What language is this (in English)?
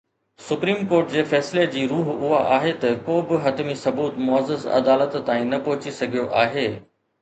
Sindhi